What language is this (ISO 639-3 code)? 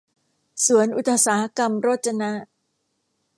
tha